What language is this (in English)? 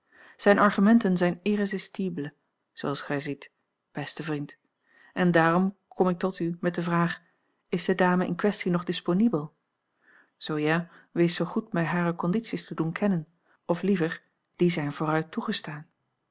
Dutch